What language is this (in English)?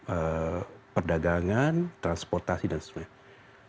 Indonesian